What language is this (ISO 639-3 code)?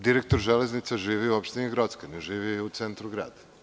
srp